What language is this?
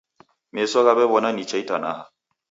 Taita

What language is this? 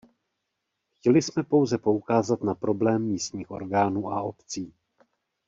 Czech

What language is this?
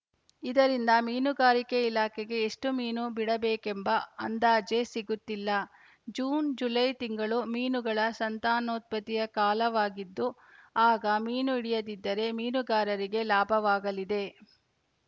Kannada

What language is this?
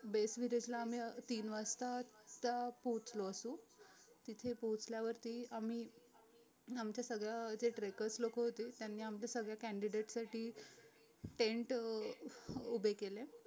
Marathi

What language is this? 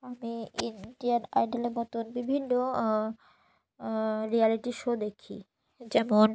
Bangla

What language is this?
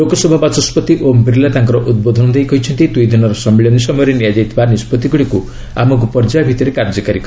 Odia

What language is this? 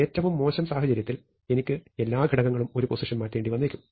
Malayalam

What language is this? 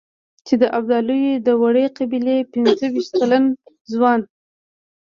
Pashto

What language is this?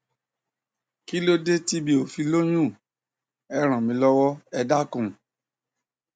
Yoruba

